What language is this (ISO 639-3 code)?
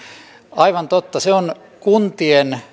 fin